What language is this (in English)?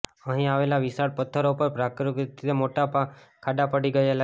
Gujarati